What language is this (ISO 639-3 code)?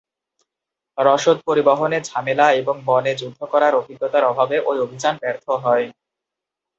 ben